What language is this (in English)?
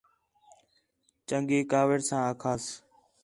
Khetrani